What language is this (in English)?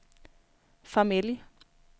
Swedish